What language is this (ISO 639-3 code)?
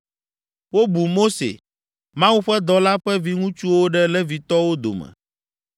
ewe